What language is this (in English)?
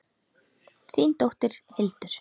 Icelandic